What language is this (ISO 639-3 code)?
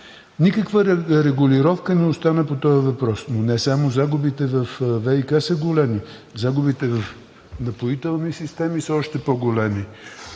bul